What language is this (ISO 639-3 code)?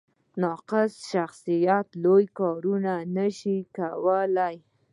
pus